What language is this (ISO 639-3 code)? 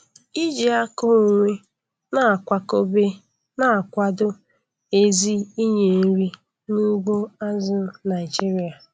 ibo